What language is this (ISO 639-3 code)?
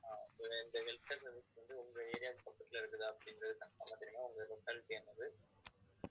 tam